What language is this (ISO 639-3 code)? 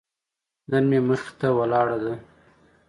pus